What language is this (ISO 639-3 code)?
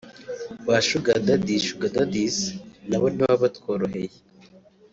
kin